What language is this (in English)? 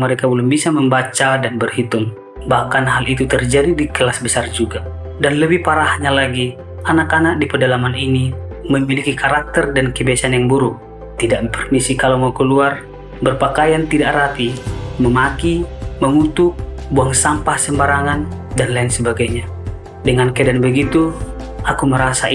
Indonesian